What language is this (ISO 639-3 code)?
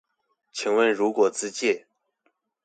zho